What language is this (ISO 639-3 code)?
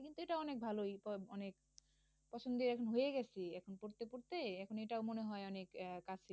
ben